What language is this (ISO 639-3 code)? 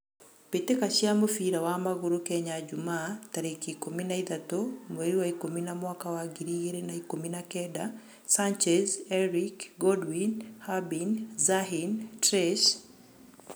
kik